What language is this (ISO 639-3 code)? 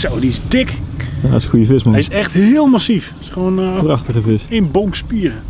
nld